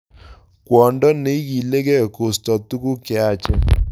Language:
Kalenjin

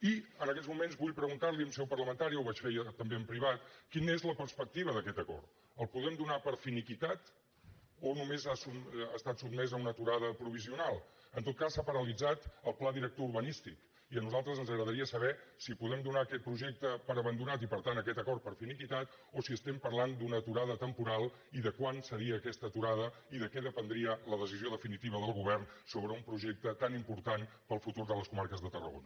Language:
Catalan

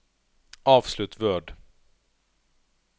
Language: Norwegian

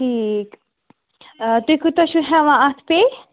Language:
Kashmiri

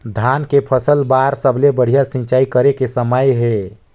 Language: Chhattisgarhi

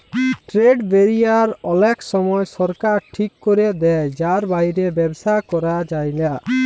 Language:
Bangla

